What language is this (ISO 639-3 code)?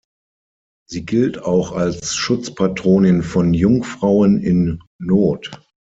deu